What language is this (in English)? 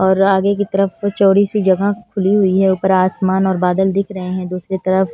Hindi